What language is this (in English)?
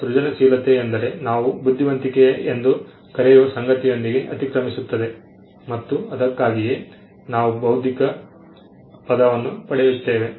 Kannada